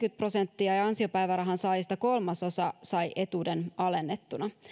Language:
Finnish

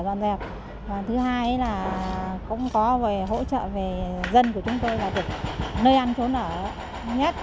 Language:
Vietnamese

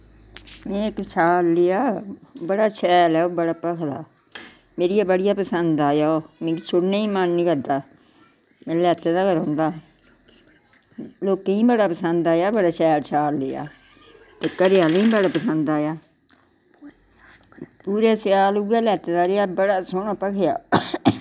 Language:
Dogri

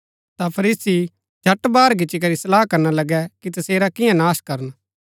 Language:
Gaddi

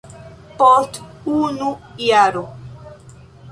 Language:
Esperanto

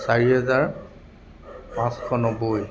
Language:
Assamese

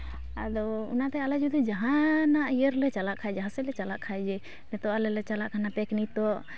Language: Santali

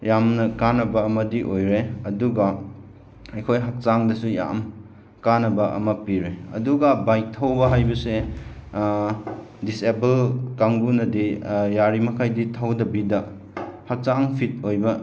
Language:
Manipuri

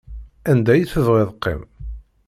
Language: Kabyle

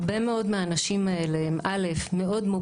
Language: Hebrew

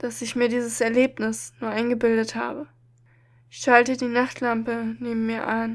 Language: German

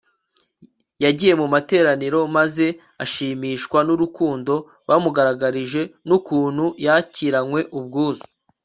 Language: Kinyarwanda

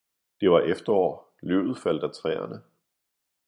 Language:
Danish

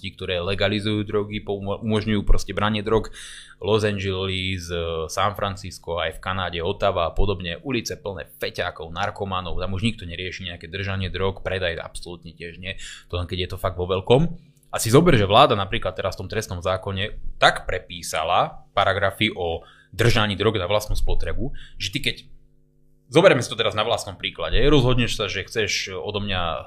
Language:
Slovak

